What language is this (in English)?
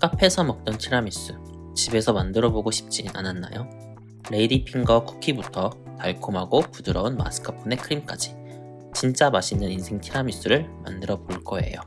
Korean